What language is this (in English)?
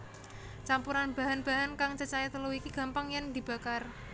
Javanese